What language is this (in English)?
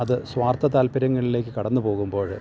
Malayalam